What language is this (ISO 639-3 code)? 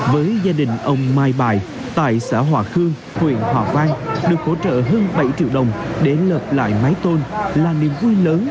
vie